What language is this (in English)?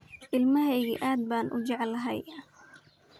Somali